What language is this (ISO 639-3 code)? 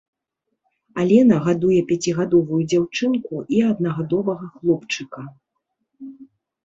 bel